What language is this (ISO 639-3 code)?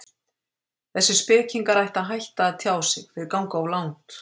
isl